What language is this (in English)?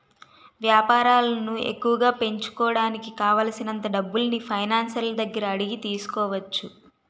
Telugu